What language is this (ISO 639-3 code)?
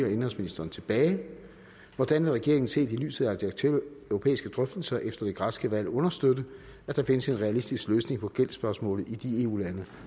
dan